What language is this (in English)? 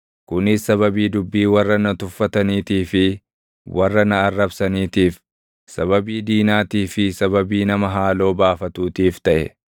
Oromo